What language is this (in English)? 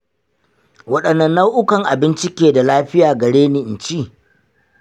Hausa